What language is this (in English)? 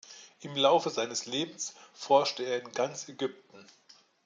German